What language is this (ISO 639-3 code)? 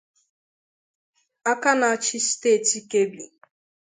ibo